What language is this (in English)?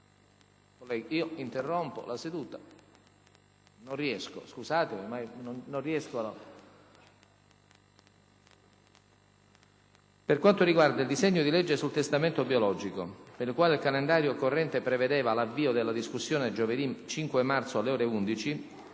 Italian